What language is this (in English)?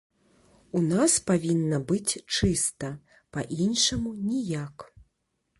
Belarusian